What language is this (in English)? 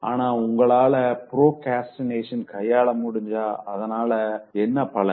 Tamil